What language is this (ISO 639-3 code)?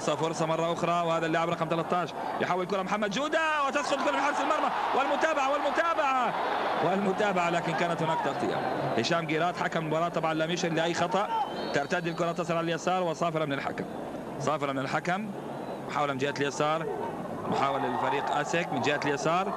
ara